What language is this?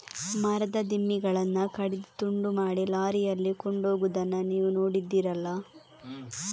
Kannada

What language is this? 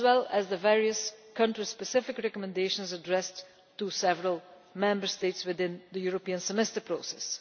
English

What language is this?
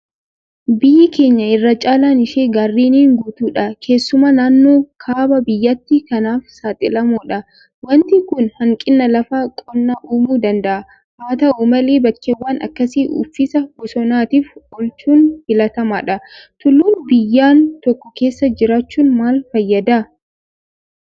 Oromo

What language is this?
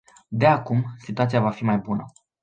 Romanian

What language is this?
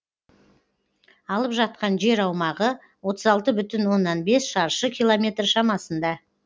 Kazakh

